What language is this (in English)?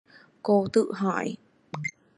Vietnamese